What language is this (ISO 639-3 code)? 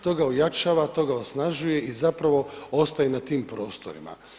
hrv